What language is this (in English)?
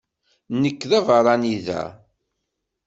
Kabyle